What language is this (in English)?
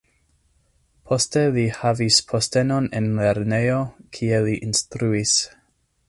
Esperanto